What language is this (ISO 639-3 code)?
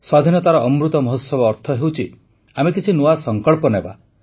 ori